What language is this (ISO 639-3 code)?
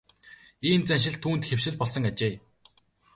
mon